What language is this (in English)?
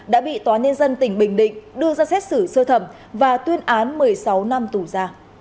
Vietnamese